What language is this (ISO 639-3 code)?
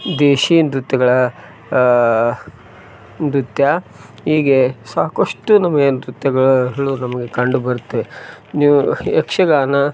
kan